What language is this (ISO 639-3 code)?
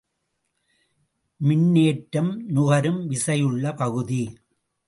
tam